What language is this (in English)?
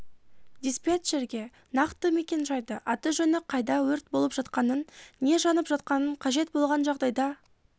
Kazakh